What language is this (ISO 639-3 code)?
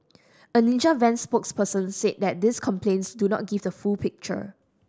eng